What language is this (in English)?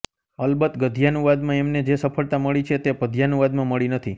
Gujarati